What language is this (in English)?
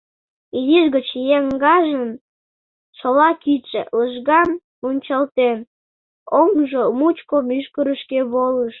Mari